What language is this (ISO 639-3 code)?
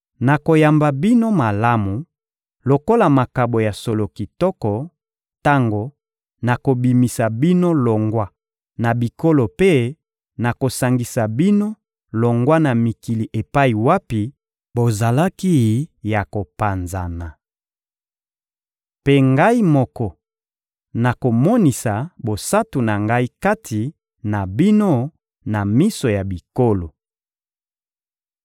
lin